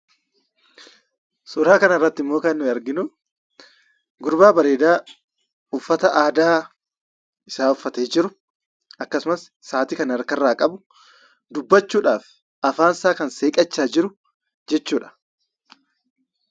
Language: Oromo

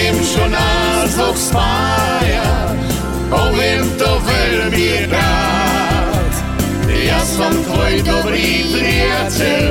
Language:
Croatian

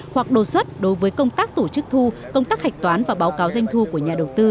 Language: Vietnamese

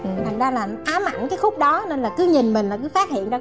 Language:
Vietnamese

